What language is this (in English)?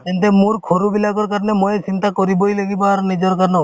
Assamese